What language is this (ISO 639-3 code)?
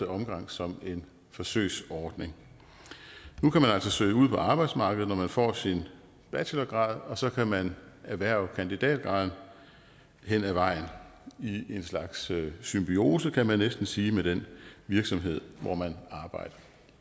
dan